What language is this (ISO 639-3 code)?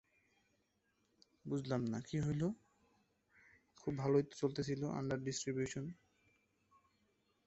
ben